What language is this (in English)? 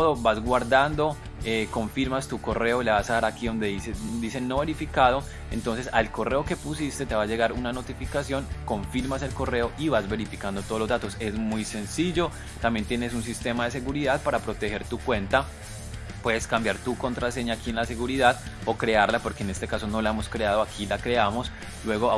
Spanish